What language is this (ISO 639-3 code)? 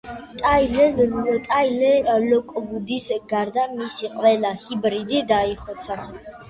kat